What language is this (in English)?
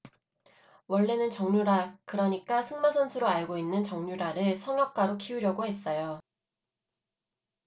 Korean